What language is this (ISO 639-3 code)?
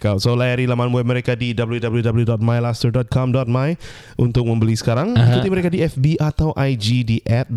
msa